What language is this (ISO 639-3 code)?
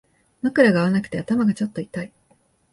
jpn